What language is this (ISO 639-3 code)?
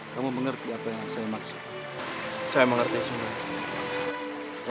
ind